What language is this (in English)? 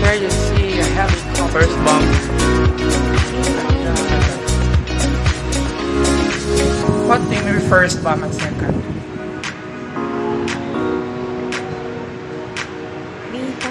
English